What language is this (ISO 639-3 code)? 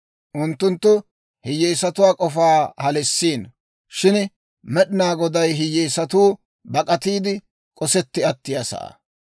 dwr